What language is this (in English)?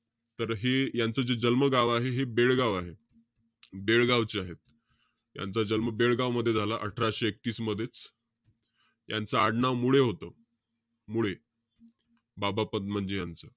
Marathi